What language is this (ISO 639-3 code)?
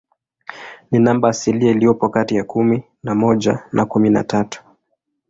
swa